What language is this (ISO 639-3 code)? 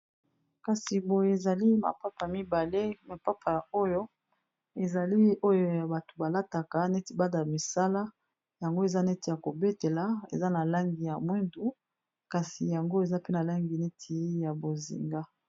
lin